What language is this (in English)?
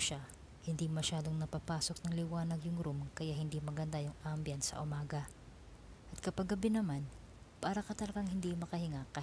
Filipino